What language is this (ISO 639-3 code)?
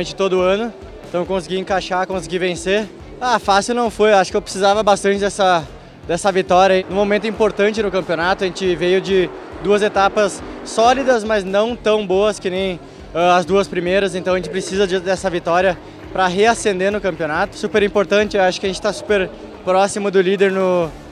por